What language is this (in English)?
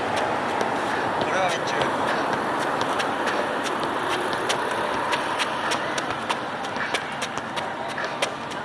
Japanese